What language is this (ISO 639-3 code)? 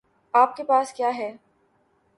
urd